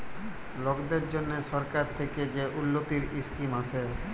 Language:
Bangla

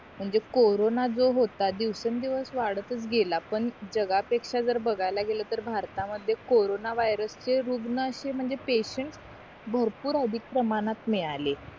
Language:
Marathi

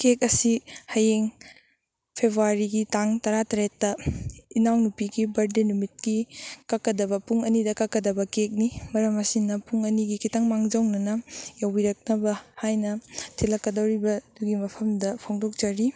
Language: Manipuri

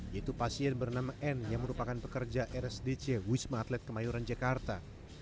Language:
Indonesian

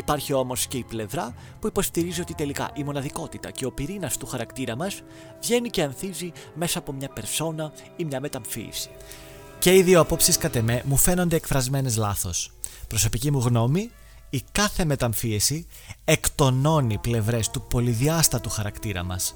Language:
Greek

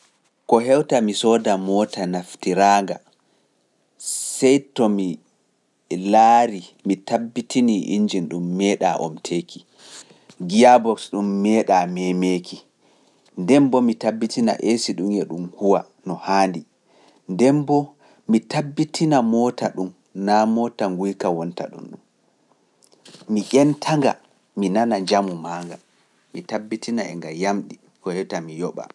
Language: Pular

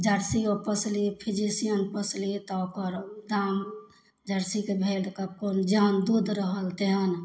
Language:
Maithili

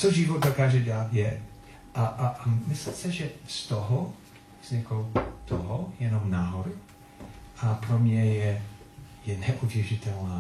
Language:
Czech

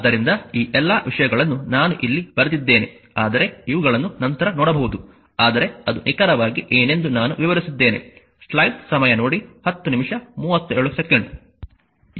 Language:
Kannada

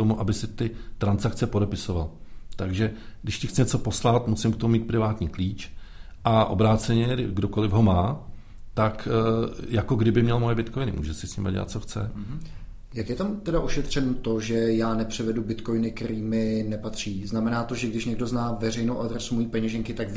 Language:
Czech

